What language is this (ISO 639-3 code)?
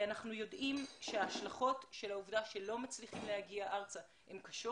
heb